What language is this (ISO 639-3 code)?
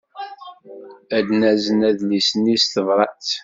kab